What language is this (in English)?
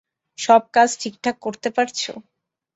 Bangla